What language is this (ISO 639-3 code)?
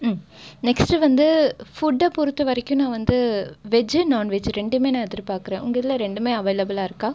tam